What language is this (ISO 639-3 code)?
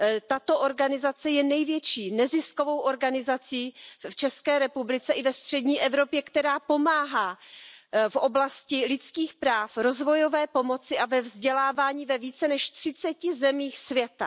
ces